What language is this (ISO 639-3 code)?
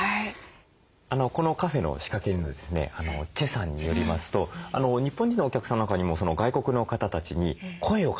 jpn